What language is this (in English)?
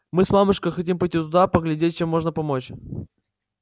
Russian